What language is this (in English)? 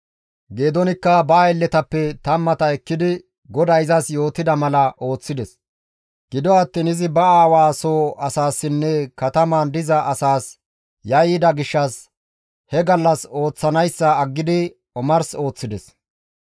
Gamo